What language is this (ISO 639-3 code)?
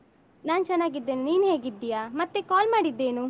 kan